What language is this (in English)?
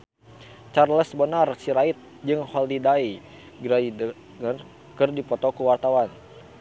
Sundanese